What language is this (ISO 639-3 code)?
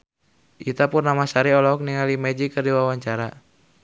sun